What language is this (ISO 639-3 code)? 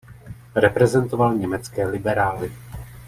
ces